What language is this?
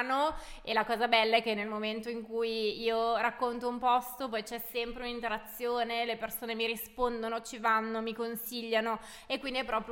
Italian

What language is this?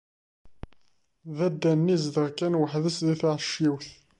Kabyle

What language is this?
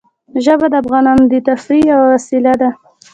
Pashto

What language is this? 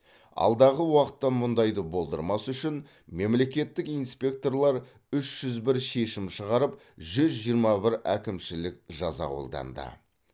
Kazakh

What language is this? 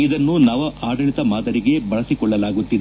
Kannada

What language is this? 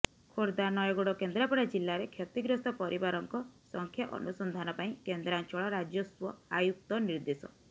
Odia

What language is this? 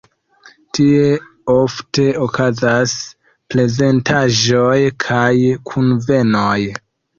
Esperanto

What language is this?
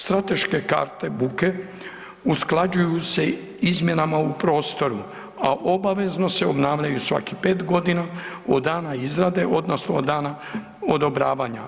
Croatian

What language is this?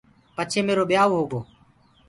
Gurgula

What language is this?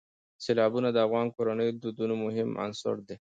Pashto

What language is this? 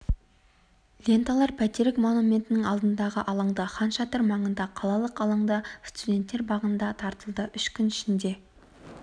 Kazakh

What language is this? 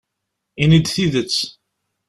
Kabyle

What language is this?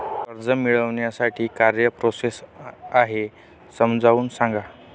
Marathi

